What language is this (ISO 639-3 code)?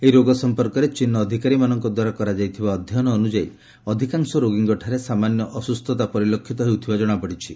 ori